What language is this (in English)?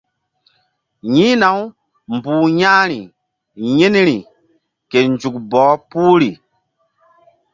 Mbum